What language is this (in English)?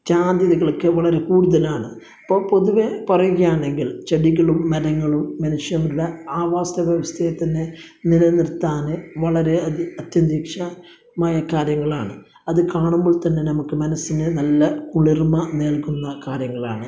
Malayalam